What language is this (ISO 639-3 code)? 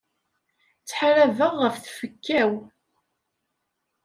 kab